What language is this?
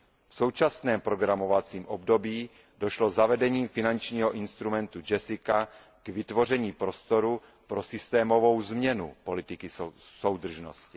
Czech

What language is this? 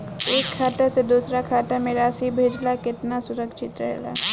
Bhojpuri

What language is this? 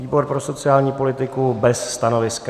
Czech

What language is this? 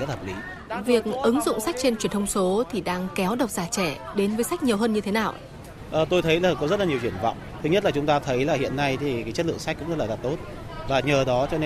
Vietnamese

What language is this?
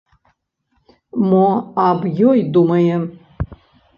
Belarusian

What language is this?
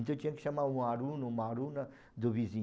Portuguese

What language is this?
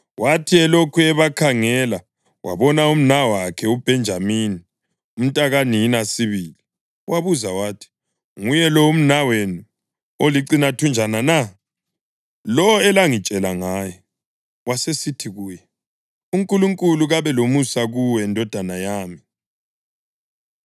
North Ndebele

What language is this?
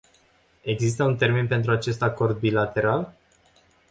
Romanian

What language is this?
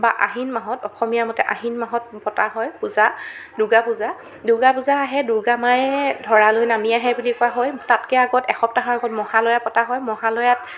Assamese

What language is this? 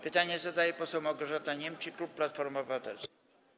Polish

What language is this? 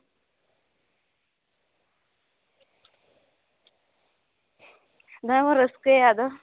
Santali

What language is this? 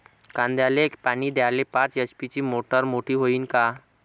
Marathi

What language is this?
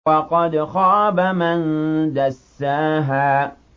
Arabic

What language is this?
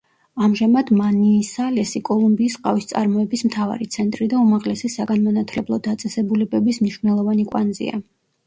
Georgian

